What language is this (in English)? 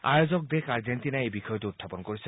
Assamese